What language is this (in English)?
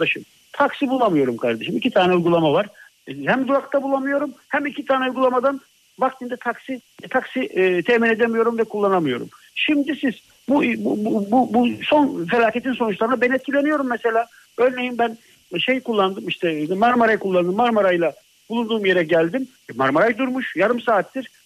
Turkish